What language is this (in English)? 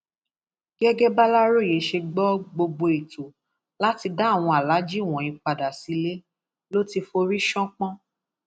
Yoruba